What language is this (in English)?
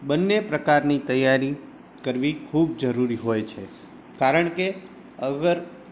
Gujarati